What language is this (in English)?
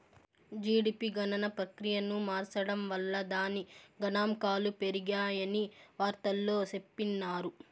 Telugu